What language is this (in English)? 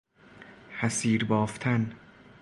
Persian